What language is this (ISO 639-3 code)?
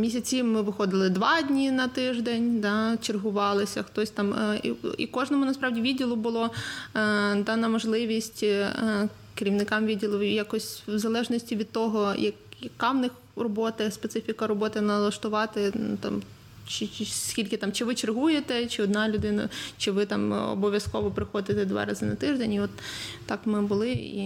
ukr